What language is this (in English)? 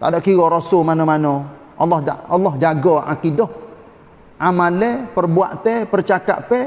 Malay